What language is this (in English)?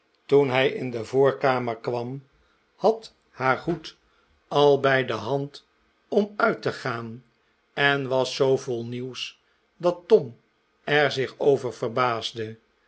Dutch